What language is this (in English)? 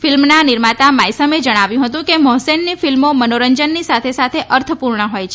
Gujarati